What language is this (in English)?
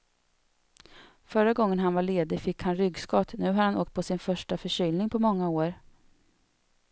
Swedish